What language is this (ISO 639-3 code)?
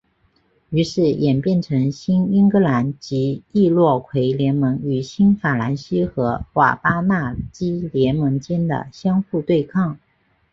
zho